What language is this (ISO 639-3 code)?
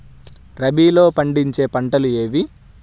tel